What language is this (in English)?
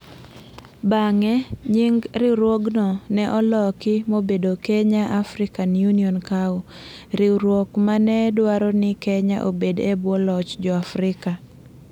Luo (Kenya and Tanzania)